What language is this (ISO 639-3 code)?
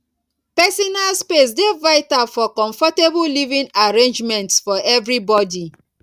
pcm